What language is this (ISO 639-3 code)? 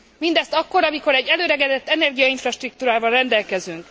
hun